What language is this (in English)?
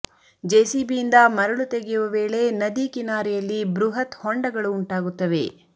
Kannada